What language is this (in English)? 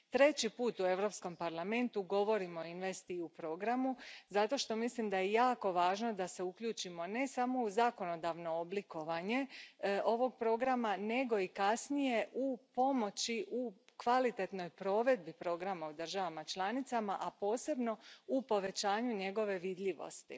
Croatian